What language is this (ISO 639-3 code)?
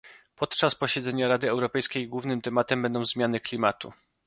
pol